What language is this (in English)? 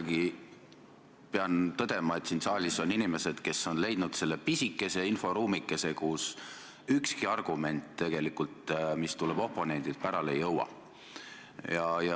Estonian